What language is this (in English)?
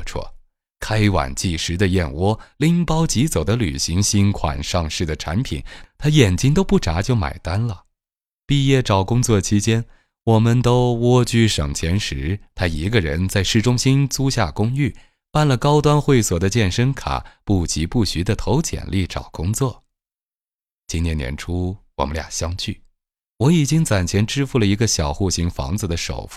Chinese